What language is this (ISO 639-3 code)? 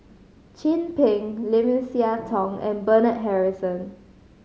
eng